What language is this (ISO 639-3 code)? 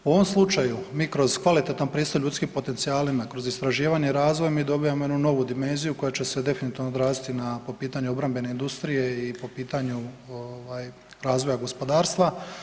hrv